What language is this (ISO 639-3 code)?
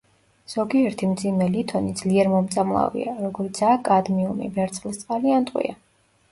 kat